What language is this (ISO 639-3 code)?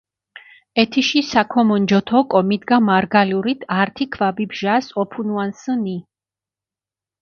xmf